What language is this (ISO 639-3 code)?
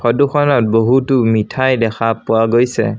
asm